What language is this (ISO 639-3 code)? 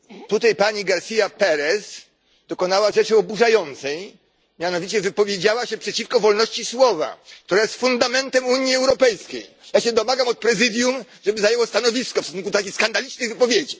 pol